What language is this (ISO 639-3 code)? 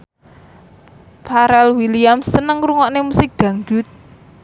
jav